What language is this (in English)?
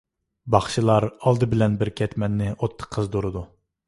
Uyghur